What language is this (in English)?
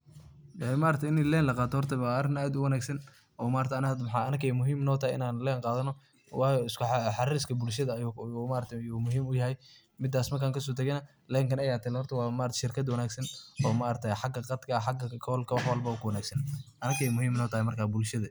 Somali